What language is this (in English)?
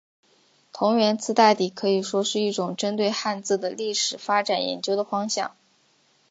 Chinese